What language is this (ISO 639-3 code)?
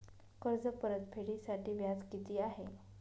mar